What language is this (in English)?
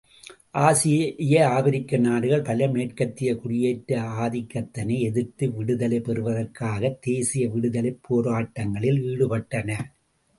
Tamil